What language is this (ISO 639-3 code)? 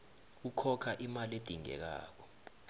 nbl